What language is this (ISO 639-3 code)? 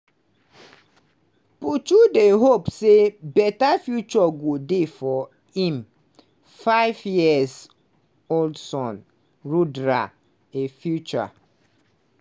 pcm